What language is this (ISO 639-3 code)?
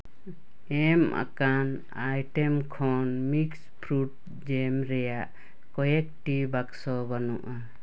sat